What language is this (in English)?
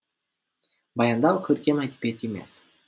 Kazakh